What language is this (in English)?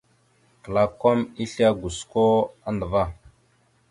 Mada (Cameroon)